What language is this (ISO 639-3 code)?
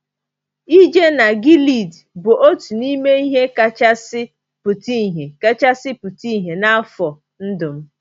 ibo